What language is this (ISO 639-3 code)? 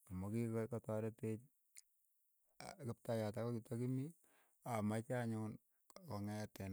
eyo